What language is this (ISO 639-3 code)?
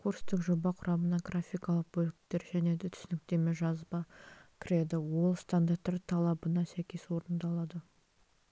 kaz